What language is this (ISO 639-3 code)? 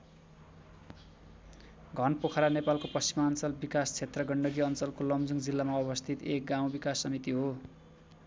nep